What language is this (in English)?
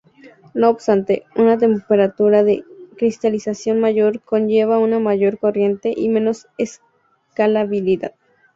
Spanish